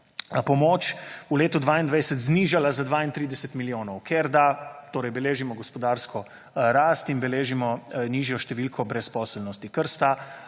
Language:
Slovenian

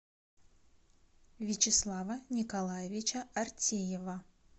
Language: Russian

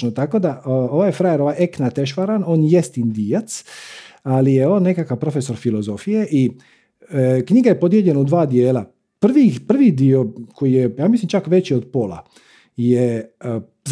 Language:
Croatian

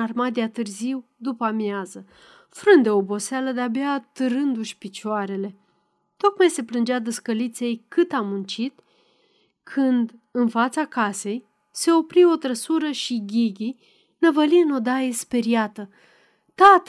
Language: Romanian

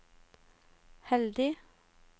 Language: Norwegian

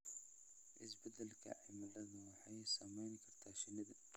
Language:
Somali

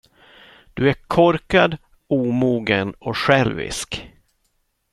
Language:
Swedish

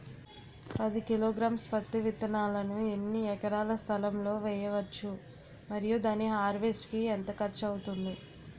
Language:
Telugu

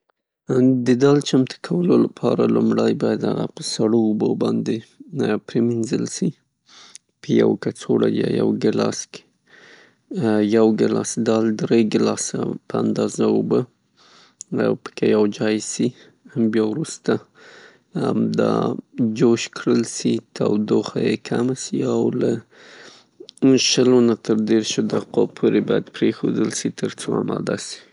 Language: Pashto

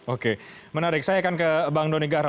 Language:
Indonesian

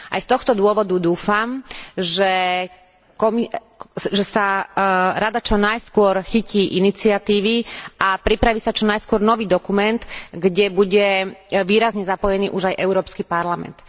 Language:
Slovak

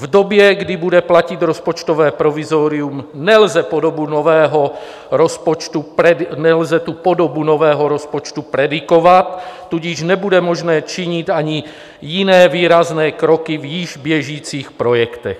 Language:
Czech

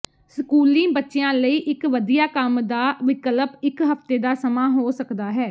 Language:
Punjabi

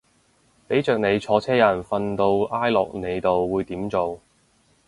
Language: Cantonese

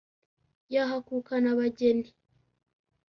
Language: Kinyarwanda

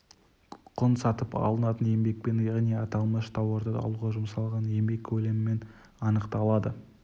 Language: Kazakh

